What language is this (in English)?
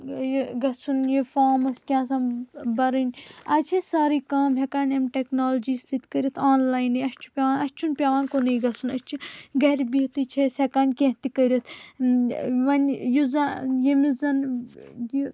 Kashmiri